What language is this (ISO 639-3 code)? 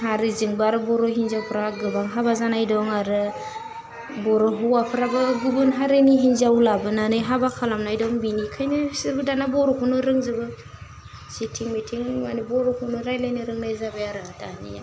brx